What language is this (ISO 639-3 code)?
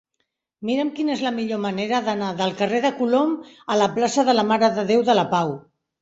cat